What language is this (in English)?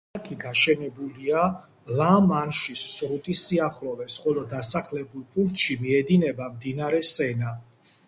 Georgian